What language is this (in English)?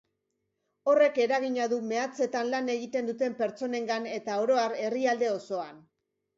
Basque